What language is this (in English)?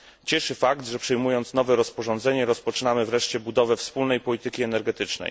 Polish